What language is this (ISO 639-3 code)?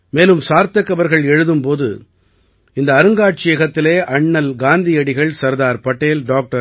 tam